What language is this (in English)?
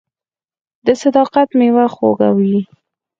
Pashto